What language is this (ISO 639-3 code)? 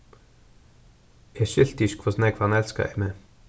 fao